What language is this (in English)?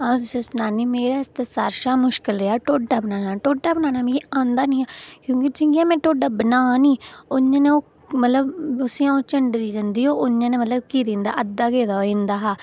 Dogri